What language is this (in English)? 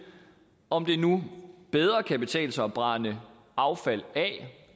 Danish